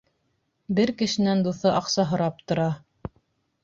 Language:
Bashkir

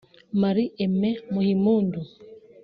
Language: Kinyarwanda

